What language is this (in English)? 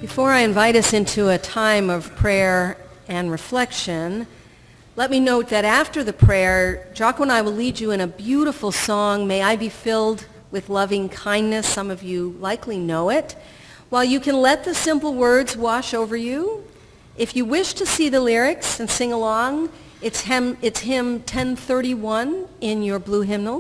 English